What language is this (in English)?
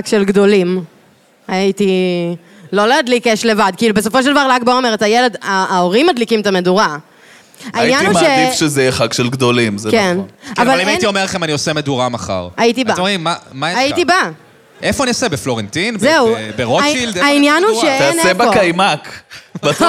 Hebrew